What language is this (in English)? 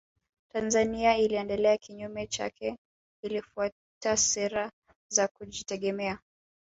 Swahili